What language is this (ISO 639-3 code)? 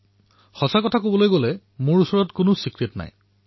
asm